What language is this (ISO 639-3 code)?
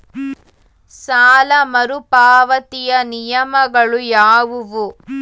kan